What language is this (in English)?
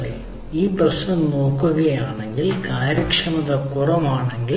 Malayalam